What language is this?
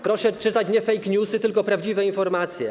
Polish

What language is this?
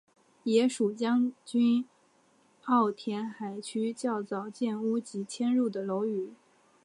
Chinese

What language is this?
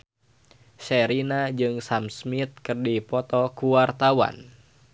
Sundanese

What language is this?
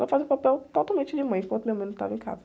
Portuguese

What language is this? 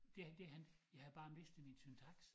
Danish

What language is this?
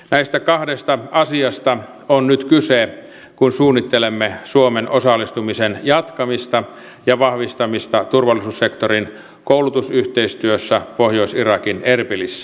Finnish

